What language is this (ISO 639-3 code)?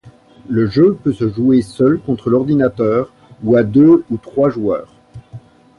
fra